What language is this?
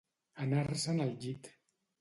Catalan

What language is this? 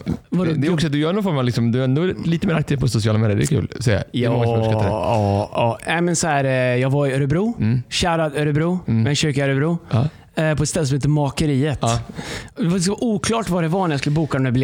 Swedish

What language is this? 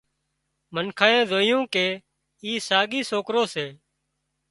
Wadiyara Koli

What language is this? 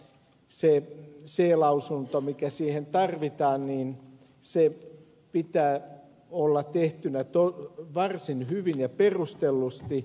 Finnish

